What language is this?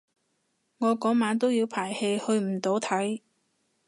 Cantonese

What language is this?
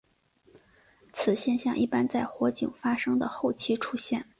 Chinese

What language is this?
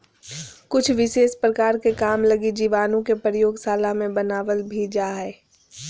Magahi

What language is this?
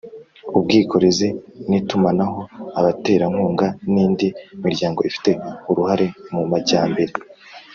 Kinyarwanda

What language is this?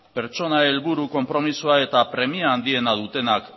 Basque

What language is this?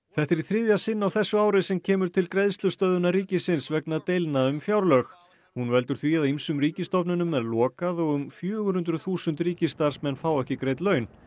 Icelandic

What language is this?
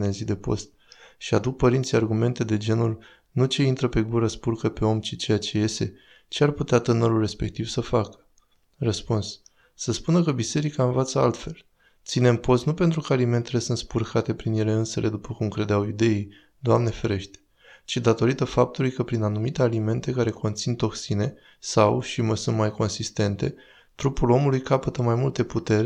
Romanian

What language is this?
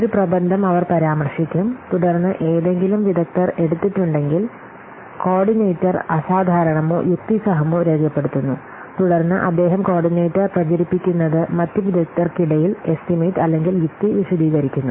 Malayalam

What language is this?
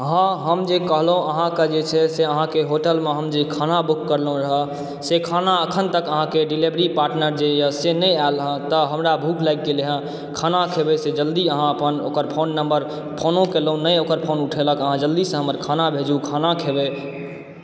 Maithili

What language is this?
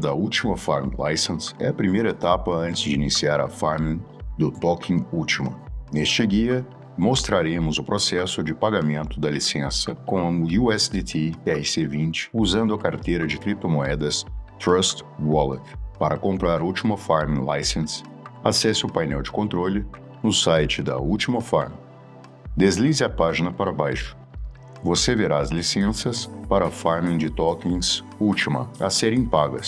Portuguese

